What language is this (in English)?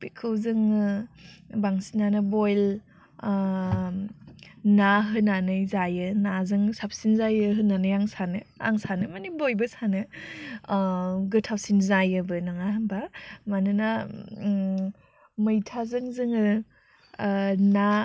Bodo